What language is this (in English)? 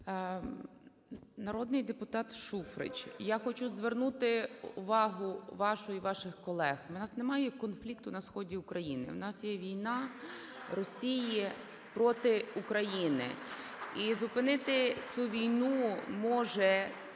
Ukrainian